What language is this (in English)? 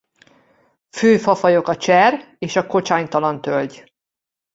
Hungarian